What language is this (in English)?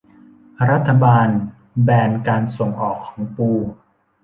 Thai